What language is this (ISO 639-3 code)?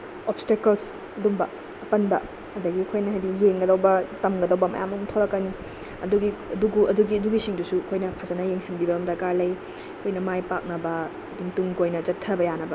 mni